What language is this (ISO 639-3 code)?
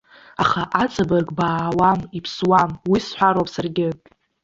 abk